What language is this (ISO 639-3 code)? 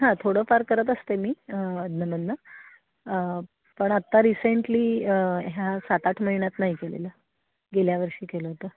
mar